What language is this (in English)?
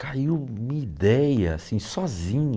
Portuguese